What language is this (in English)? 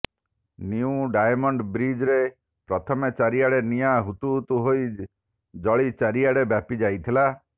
Odia